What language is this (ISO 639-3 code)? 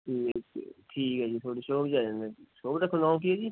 pan